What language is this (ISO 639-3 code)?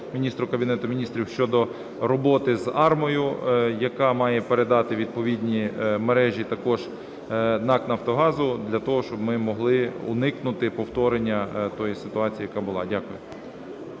ukr